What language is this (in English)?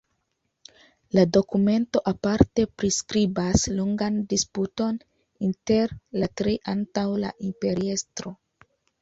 Esperanto